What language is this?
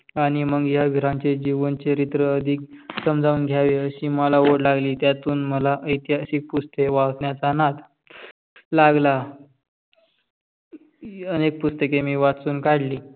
Marathi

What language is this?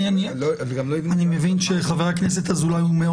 Hebrew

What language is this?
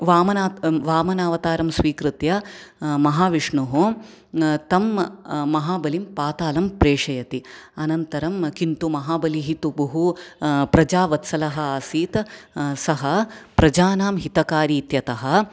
Sanskrit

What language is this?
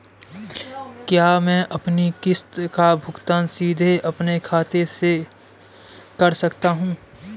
Hindi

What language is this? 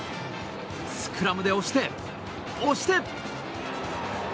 Japanese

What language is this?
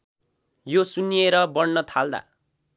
Nepali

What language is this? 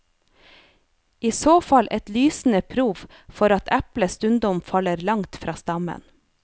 Norwegian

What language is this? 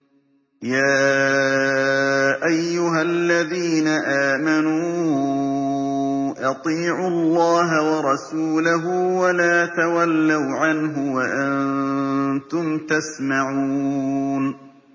Arabic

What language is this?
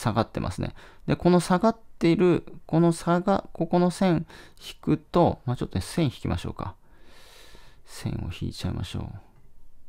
Japanese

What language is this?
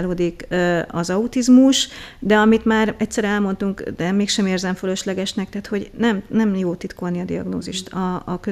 Hungarian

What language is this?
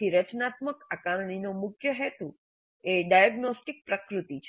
Gujarati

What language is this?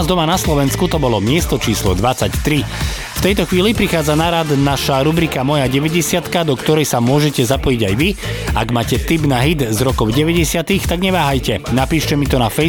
Slovak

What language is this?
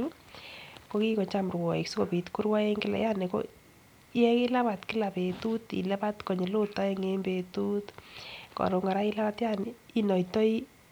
Kalenjin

